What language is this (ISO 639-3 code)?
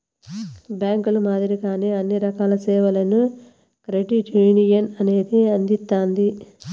tel